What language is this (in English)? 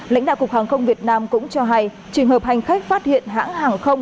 Vietnamese